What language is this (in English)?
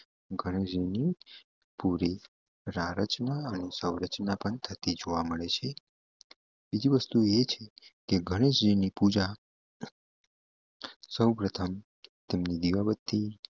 Gujarati